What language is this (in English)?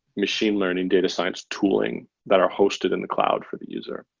English